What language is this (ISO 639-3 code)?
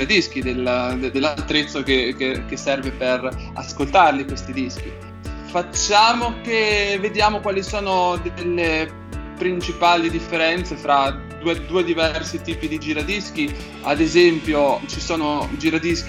ita